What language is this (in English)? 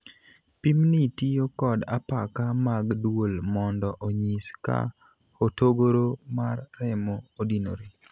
Luo (Kenya and Tanzania)